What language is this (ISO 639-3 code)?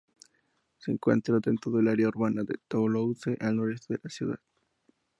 spa